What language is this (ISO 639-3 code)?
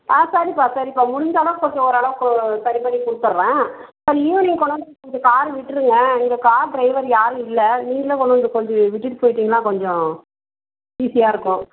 tam